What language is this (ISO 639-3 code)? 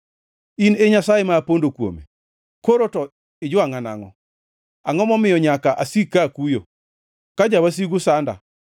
luo